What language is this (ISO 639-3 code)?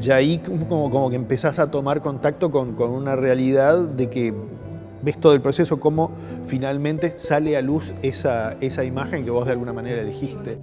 spa